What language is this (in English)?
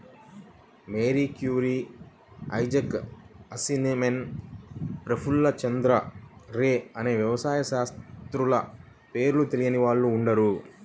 Telugu